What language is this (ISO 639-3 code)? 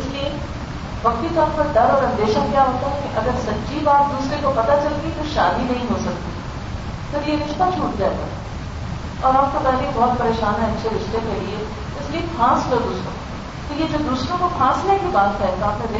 urd